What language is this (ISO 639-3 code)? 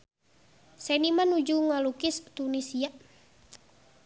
sun